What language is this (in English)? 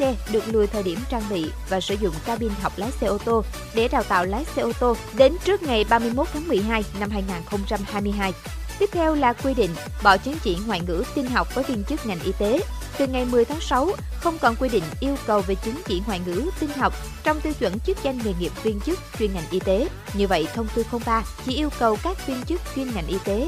Vietnamese